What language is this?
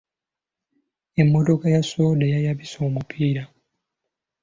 Ganda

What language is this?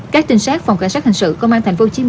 Vietnamese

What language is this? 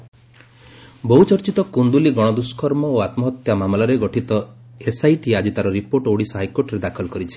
Odia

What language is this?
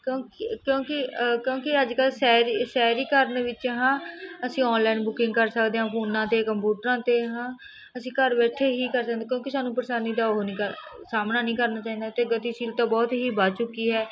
Punjabi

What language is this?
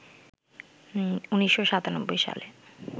Bangla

